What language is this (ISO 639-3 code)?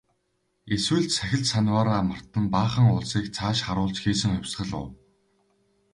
mon